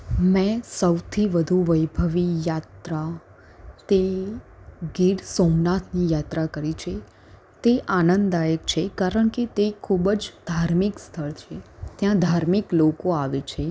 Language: Gujarati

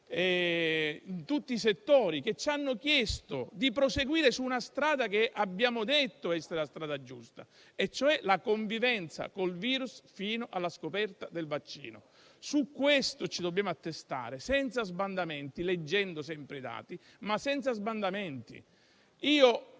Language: Italian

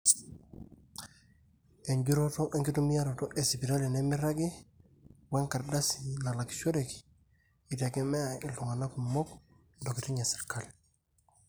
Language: Masai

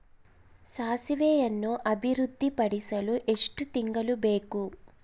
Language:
Kannada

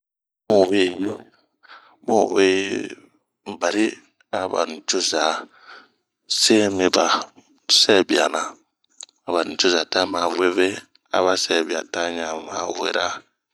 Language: Bomu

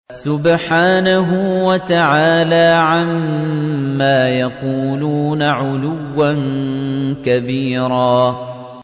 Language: Arabic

